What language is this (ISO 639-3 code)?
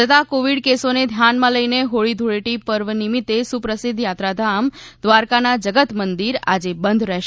guj